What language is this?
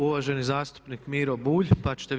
Croatian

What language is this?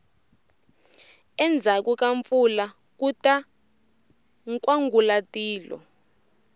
Tsonga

